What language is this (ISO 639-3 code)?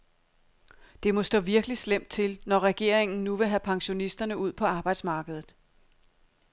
dan